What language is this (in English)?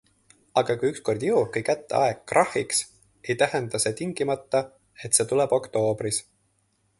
Estonian